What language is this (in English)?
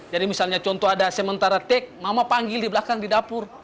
Indonesian